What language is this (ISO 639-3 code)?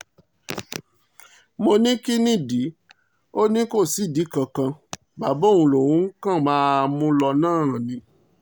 yor